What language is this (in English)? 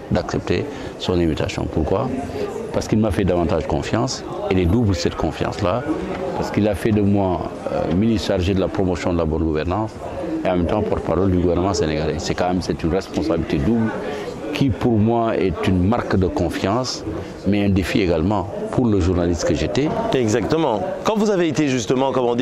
French